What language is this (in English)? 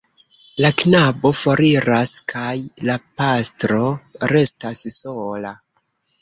Esperanto